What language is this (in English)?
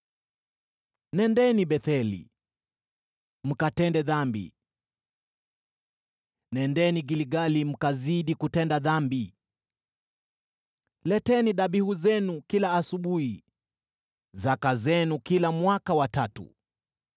Swahili